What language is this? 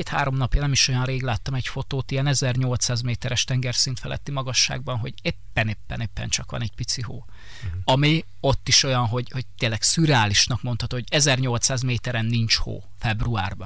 Hungarian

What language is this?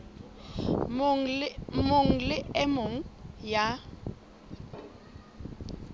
Southern Sotho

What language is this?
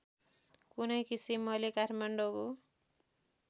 Nepali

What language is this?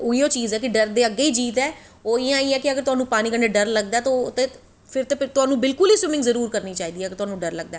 Dogri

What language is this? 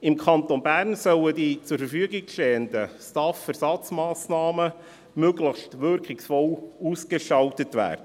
Swiss German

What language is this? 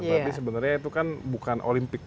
Indonesian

